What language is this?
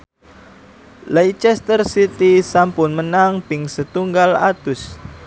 Javanese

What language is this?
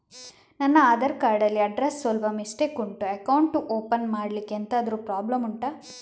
Kannada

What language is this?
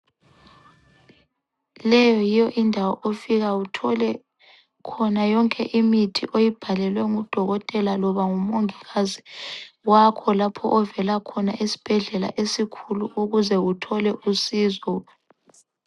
North Ndebele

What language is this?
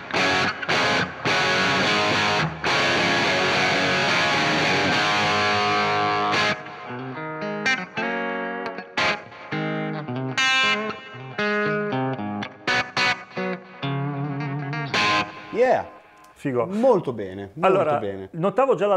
Italian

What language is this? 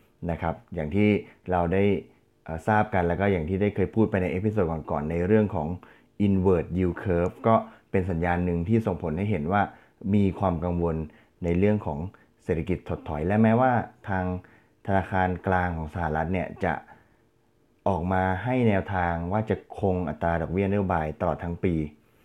Thai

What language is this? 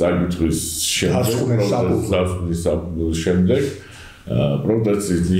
Romanian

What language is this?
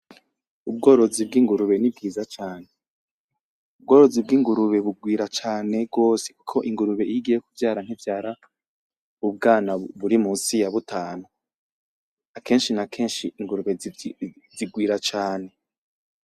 Rundi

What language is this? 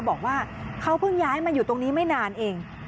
Thai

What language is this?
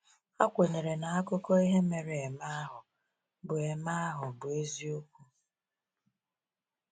Igbo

